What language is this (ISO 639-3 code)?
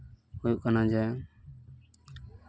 sat